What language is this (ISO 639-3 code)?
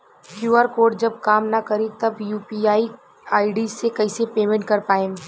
bho